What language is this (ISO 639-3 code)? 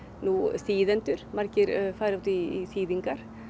isl